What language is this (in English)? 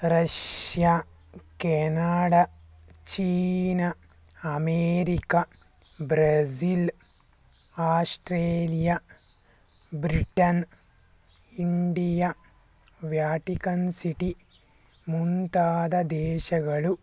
Kannada